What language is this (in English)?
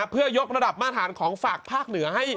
Thai